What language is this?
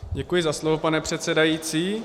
Czech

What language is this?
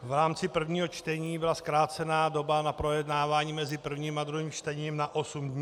Czech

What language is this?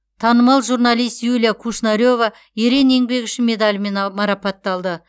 Kazakh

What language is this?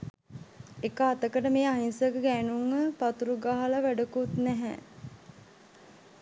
Sinhala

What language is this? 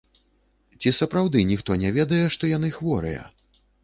Belarusian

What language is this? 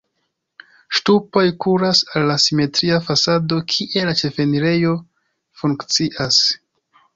Esperanto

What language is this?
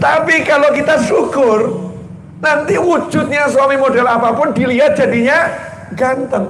Indonesian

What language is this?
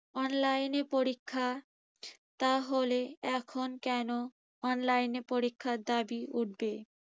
Bangla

